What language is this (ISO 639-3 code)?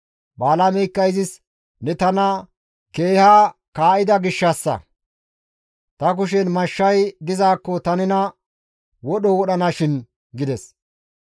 gmv